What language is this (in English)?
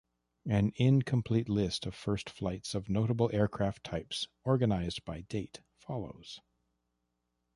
English